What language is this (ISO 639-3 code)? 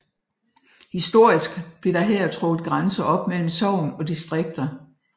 dan